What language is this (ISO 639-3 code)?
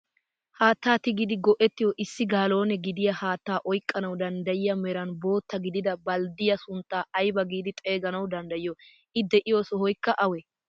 wal